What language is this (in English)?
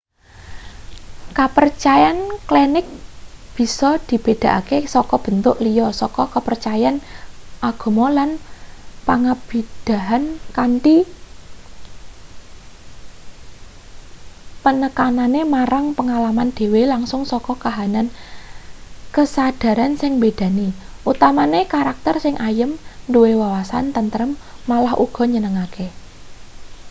Javanese